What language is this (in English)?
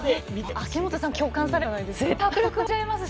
Japanese